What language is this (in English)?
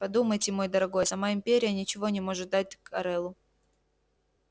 Russian